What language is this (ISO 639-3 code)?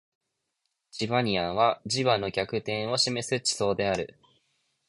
jpn